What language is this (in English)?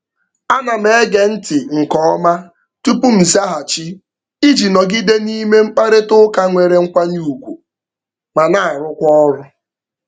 Igbo